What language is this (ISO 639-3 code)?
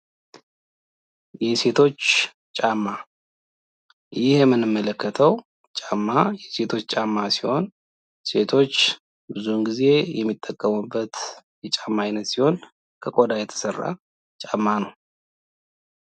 amh